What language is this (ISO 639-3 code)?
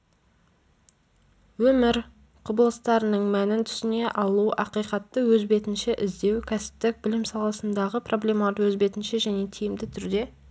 kaz